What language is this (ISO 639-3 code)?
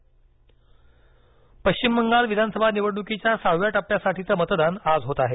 mar